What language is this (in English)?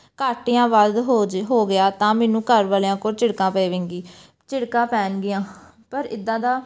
Punjabi